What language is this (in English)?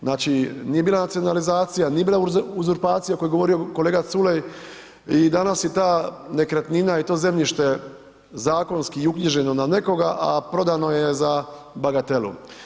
Croatian